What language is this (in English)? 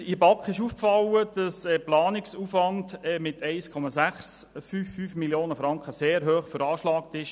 Swiss German